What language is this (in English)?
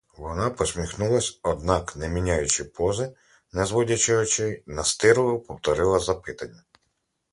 Ukrainian